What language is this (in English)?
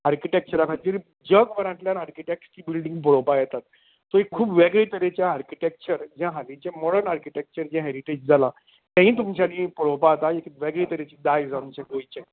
Konkani